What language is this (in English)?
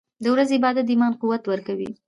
Pashto